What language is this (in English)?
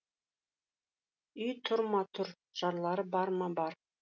Kazakh